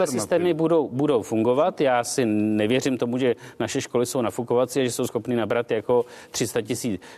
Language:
Czech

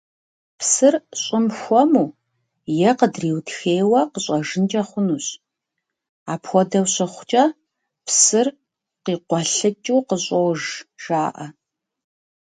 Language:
Kabardian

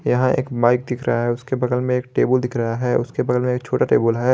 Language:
Hindi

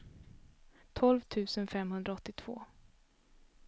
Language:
Swedish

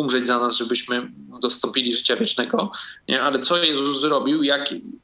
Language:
Polish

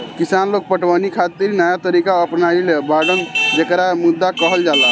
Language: Bhojpuri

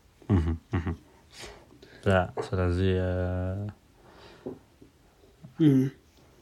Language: Amharic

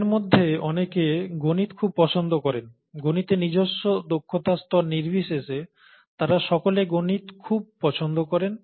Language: Bangla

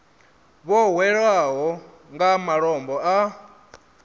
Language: Venda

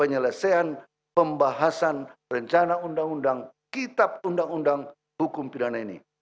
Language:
Indonesian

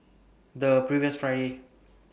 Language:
English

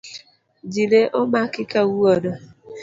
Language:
Luo (Kenya and Tanzania)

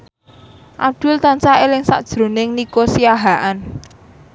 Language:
Javanese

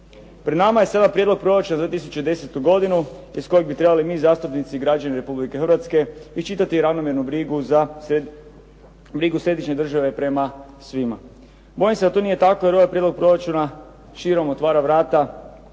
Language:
Croatian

